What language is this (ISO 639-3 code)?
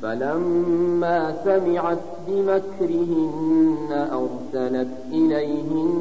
ara